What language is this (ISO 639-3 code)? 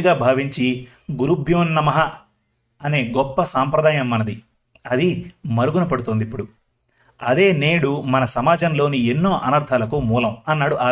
tel